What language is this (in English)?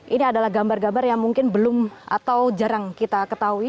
Indonesian